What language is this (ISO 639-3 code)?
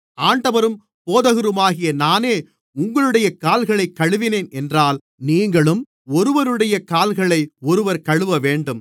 tam